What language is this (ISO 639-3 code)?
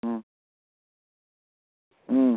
mni